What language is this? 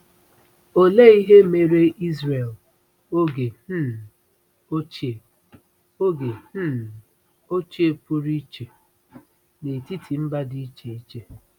Igbo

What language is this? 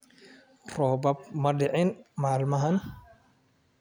Somali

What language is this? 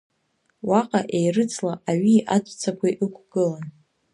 Abkhazian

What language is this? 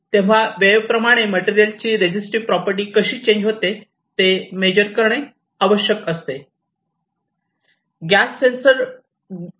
Marathi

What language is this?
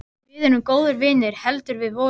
Icelandic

